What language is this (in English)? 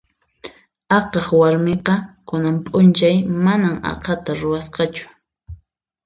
Puno Quechua